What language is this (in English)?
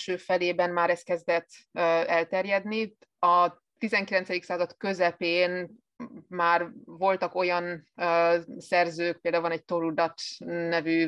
Hungarian